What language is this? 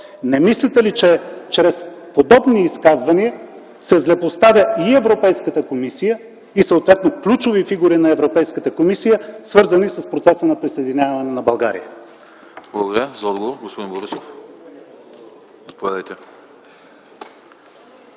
Bulgarian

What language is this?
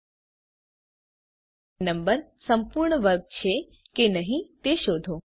Gujarati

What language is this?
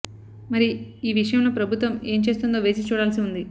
Telugu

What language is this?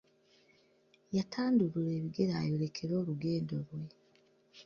Ganda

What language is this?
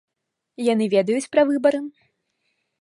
Belarusian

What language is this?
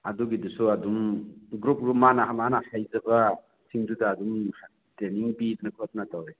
Manipuri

